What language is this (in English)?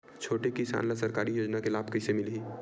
Chhattisgarhi